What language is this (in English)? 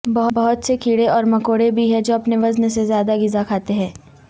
Urdu